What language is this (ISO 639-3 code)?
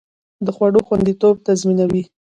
pus